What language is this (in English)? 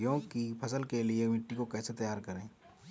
Hindi